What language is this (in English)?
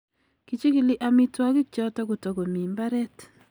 Kalenjin